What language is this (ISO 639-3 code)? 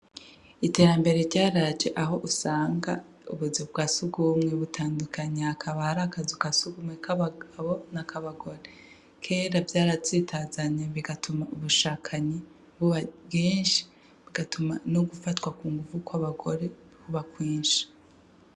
run